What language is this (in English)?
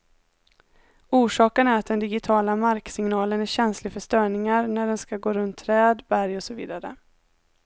Swedish